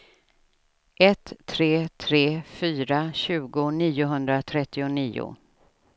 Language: Swedish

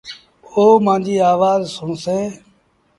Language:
Sindhi Bhil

